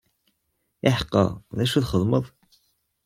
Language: Kabyle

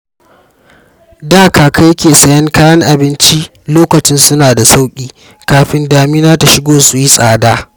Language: Hausa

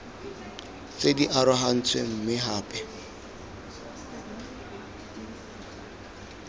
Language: Tswana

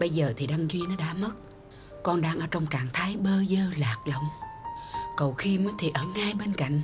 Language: Vietnamese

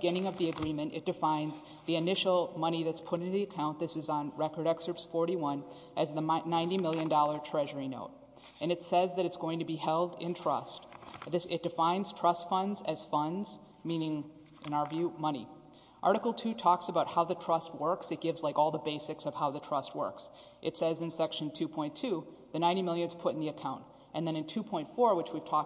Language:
English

